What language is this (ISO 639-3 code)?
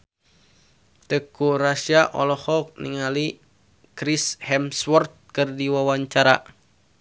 sun